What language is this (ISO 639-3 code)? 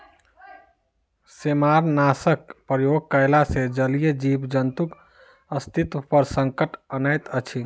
mai